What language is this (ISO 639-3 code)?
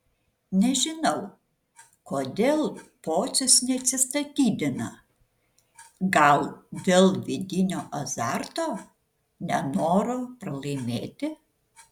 lit